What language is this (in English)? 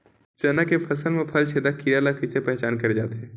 Chhattisgarhi